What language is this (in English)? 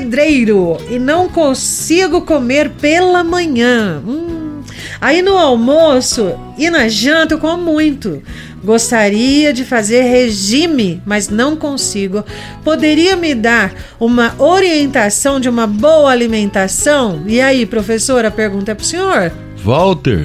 Portuguese